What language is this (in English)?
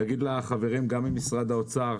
Hebrew